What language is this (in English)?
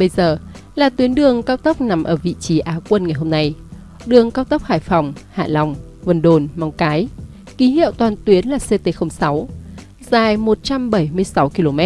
Vietnamese